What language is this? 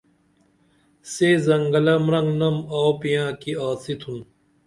Dameli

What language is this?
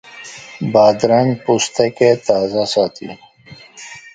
Pashto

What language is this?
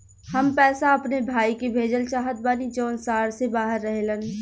Bhojpuri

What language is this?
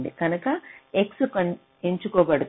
Telugu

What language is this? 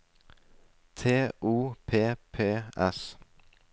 Norwegian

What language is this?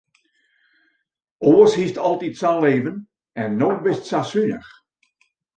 Western Frisian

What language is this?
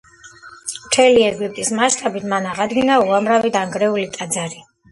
Georgian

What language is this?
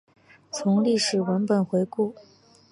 Chinese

